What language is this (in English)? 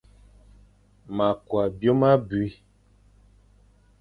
Fang